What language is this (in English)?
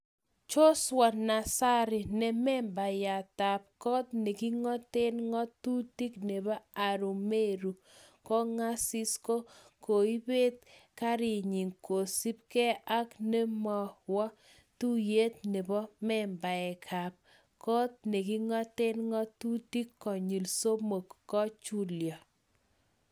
Kalenjin